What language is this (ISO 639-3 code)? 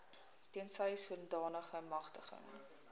afr